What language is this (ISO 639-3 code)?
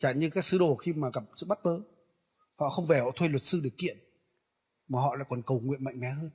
vie